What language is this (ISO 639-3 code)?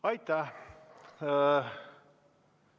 est